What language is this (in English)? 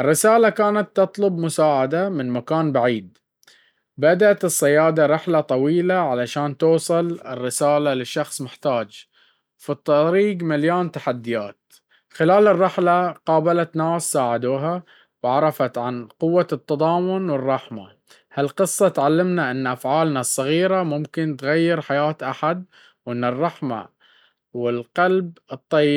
Baharna Arabic